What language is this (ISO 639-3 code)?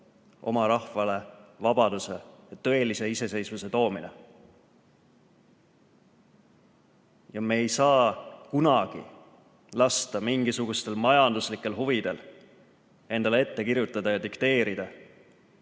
est